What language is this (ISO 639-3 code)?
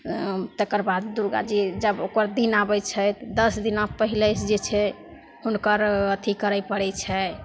mai